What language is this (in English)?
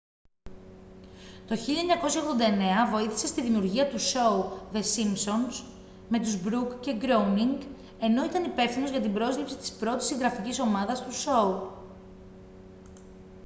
Greek